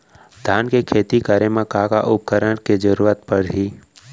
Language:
Chhattisgarhi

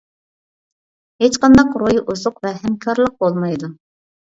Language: Uyghur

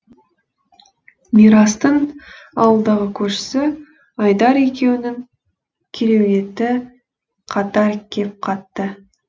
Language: Kazakh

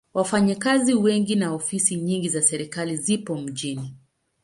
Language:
Swahili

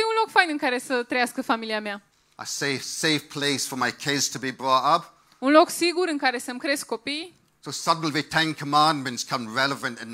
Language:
Romanian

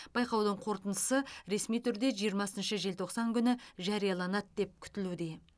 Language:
Kazakh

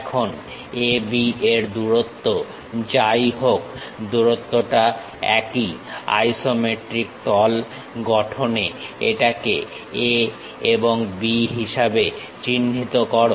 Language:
Bangla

